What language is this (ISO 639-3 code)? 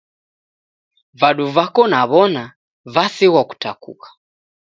dav